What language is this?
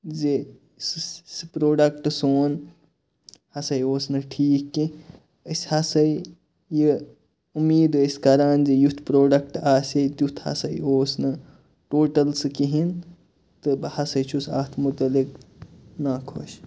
Kashmiri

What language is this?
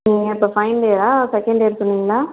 Tamil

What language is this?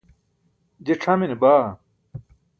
Burushaski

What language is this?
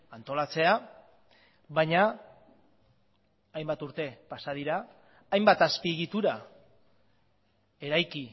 Basque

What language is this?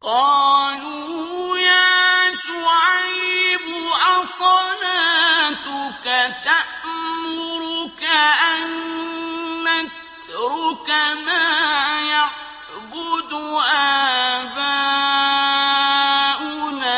Arabic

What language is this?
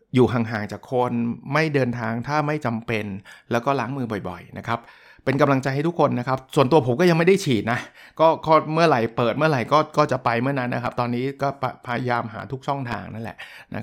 Thai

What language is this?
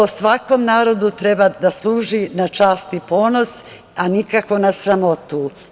Serbian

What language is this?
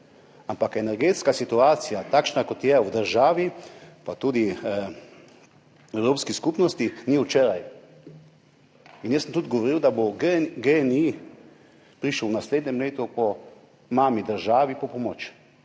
Slovenian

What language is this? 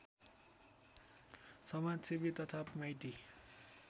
Nepali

